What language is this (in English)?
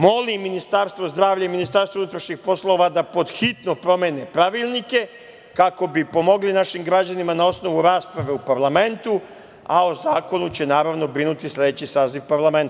Serbian